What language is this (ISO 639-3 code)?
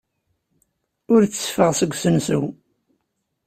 kab